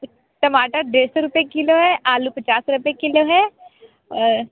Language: Hindi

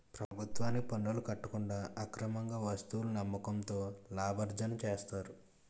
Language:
Telugu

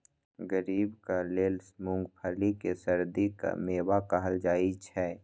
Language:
Maithili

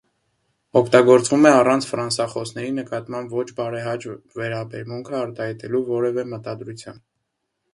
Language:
Armenian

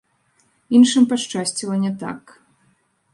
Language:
Belarusian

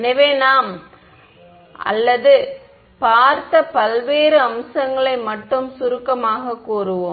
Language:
Tamil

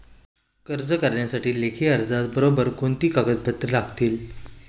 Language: Marathi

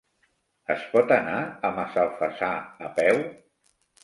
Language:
Catalan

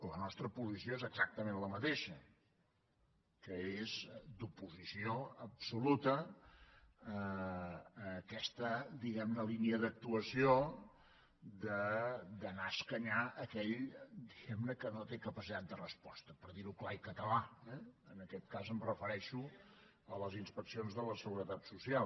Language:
Catalan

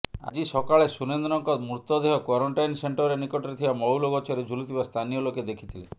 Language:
Odia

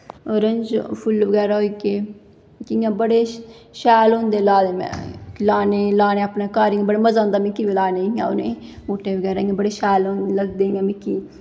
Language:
Dogri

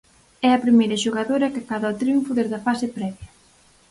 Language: Galician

